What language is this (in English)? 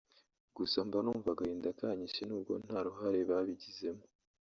Kinyarwanda